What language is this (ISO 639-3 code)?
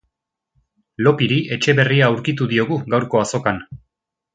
eus